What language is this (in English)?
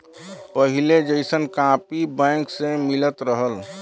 Bhojpuri